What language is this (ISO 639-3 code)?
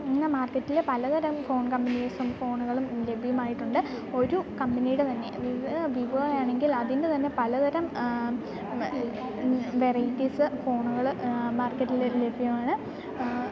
mal